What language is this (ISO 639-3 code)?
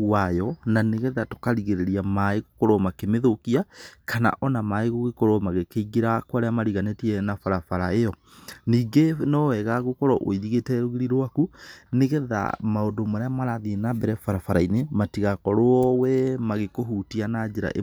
kik